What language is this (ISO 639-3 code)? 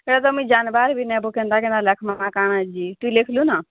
ori